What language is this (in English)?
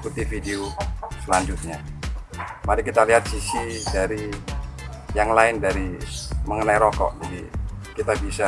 Indonesian